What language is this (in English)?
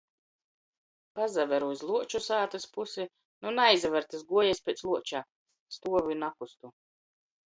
Latgalian